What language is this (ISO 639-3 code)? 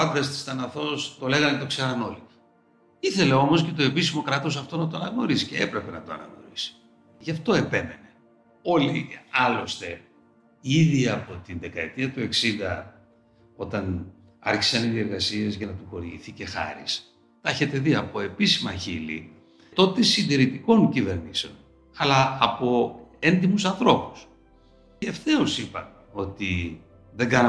ell